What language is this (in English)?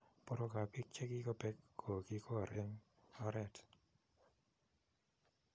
Kalenjin